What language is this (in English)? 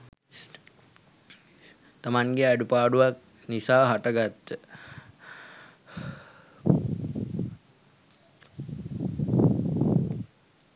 Sinhala